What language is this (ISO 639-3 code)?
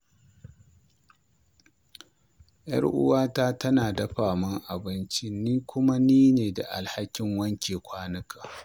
hau